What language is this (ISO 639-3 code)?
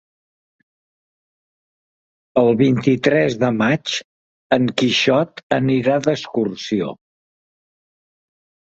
cat